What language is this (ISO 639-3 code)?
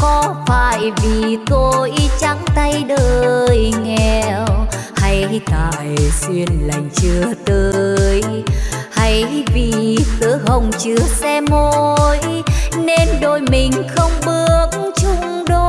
vie